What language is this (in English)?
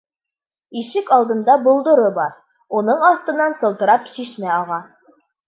Bashkir